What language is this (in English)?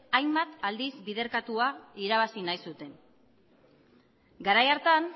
Basque